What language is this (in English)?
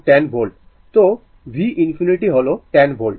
Bangla